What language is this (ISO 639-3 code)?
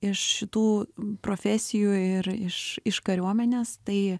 lit